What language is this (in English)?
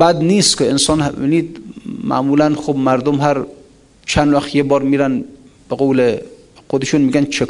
Persian